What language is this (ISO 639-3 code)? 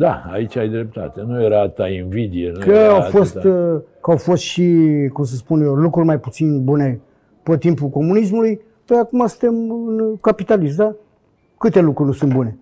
ron